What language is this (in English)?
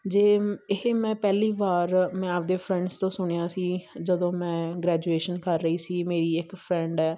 Punjabi